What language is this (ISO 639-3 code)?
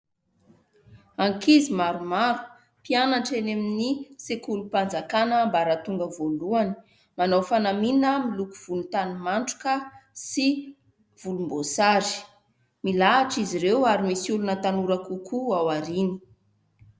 mlg